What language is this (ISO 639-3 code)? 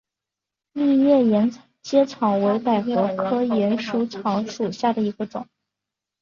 zho